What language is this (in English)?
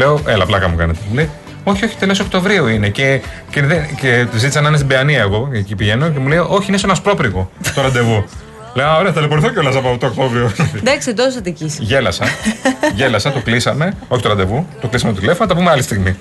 Greek